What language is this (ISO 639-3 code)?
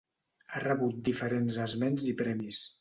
cat